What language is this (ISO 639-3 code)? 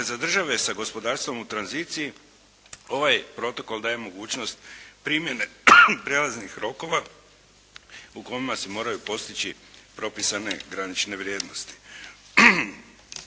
hrv